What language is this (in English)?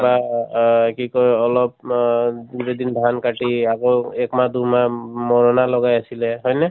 Assamese